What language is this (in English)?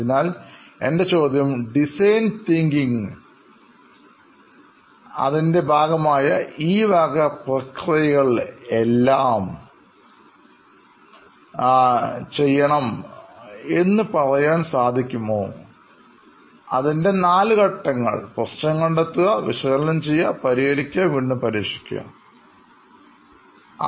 Malayalam